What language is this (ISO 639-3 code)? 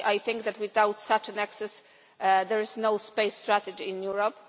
eng